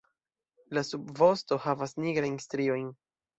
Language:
Esperanto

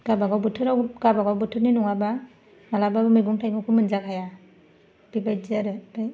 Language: Bodo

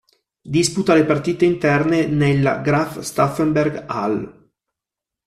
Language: Italian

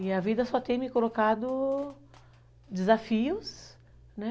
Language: Portuguese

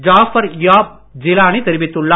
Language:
Tamil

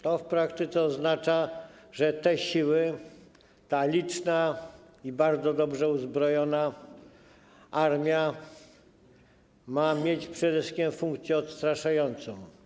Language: Polish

